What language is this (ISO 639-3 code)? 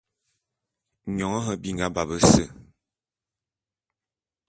bum